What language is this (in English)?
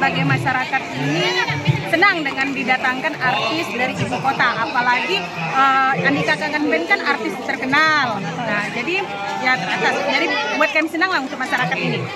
Indonesian